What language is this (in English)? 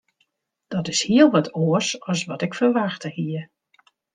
Western Frisian